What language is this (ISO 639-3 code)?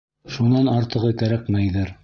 bak